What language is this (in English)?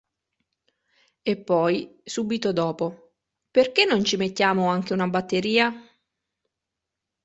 Italian